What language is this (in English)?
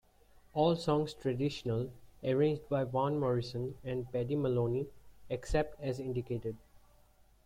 English